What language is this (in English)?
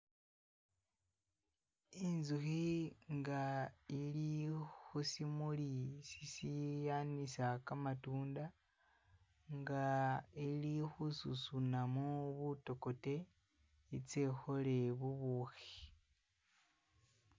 Masaaba